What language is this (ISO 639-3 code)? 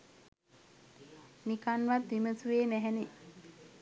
sin